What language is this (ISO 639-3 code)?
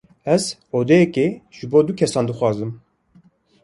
kur